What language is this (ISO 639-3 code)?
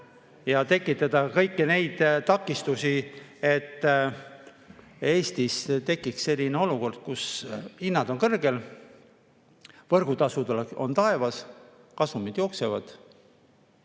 est